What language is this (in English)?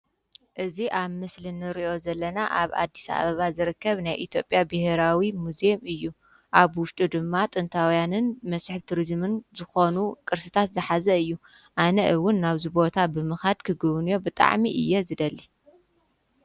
Tigrinya